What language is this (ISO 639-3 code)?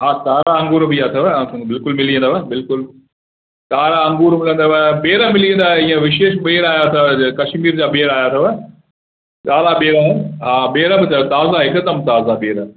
snd